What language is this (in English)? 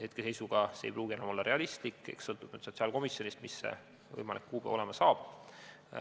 Estonian